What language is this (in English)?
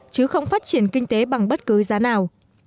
Vietnamese